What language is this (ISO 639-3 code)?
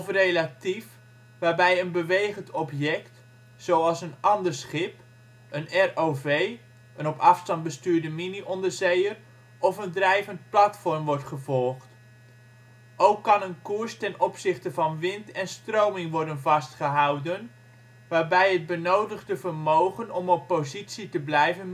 nld